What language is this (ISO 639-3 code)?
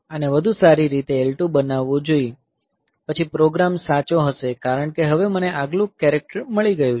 guj